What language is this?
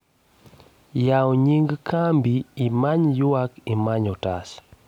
Luo (Kenya and Tanzania)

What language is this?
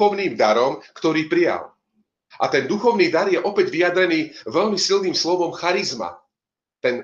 Slovak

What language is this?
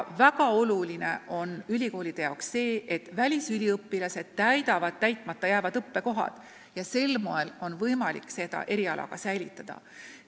Estonian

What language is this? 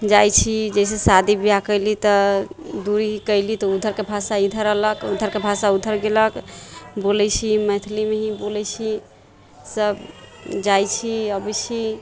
Maithili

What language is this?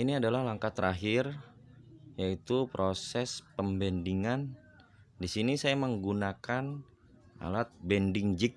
Indonesian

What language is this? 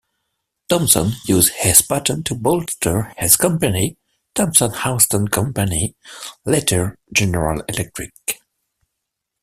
English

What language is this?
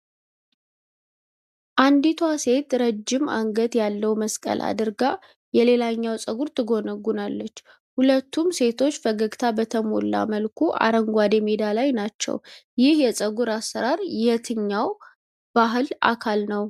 Amharic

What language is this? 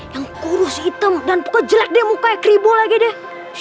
Indonesian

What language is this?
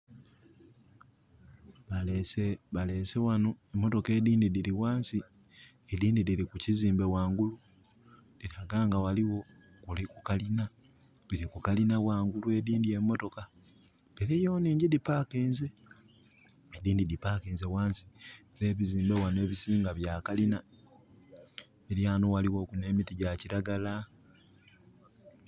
Soga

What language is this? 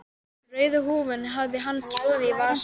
Icelandic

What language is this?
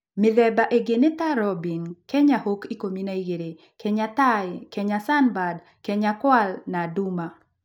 Kikuyu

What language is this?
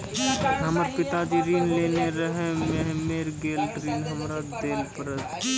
Maithili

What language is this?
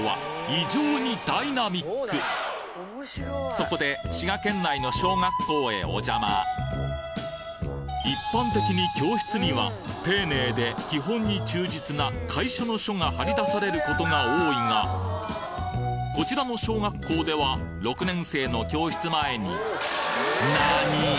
Japanese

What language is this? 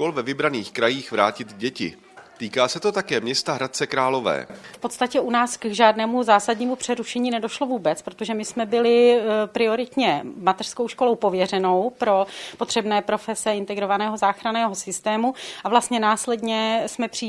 Czech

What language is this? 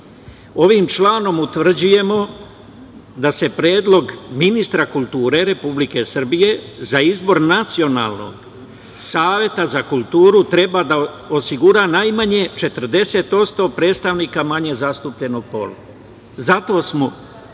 Serbian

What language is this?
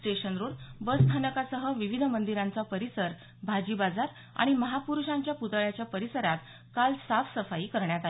Marathi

